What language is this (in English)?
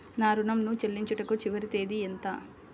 Telugu